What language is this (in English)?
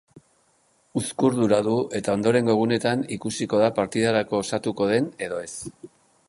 Basque